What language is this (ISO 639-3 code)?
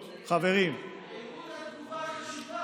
heb